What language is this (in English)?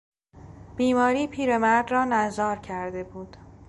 Persian